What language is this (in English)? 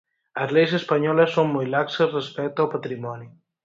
Galician